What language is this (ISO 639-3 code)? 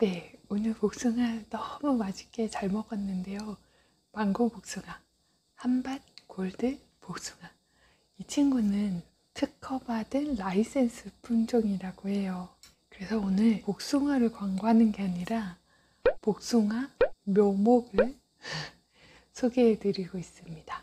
kor